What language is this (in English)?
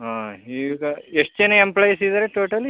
Kannada